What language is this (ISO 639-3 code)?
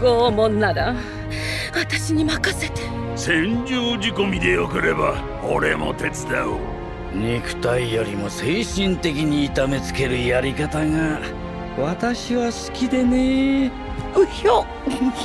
jpn